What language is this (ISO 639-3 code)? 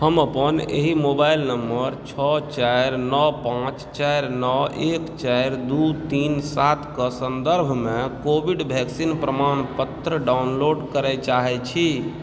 mai